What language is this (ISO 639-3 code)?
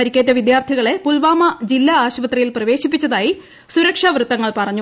mal